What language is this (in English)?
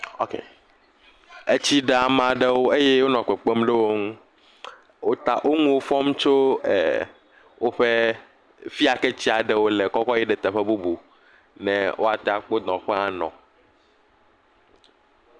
Ewe